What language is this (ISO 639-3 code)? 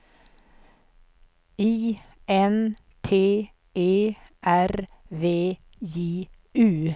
swe